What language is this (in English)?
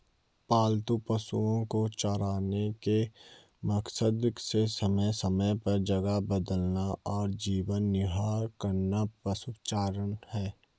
Hindi